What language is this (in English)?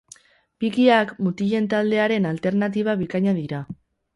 Basque